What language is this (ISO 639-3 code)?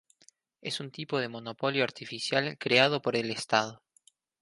spa